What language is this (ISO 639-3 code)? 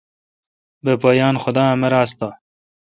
xka